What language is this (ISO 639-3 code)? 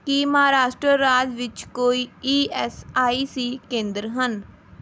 pan